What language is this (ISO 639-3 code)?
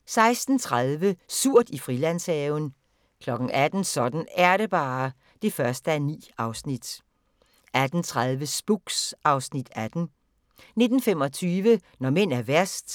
dan